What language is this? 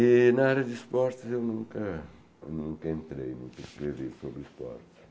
Portuguese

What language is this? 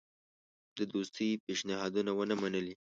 Pashto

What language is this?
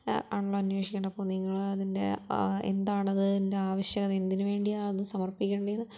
Malayalam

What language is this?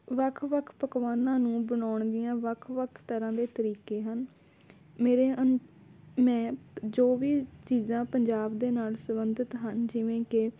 Punjabi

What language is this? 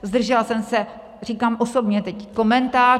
Czech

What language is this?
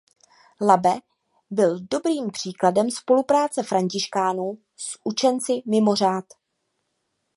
Czech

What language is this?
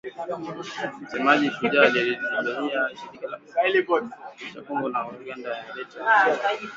Swahili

